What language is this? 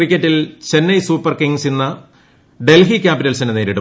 Malayalam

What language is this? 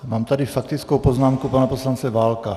Czech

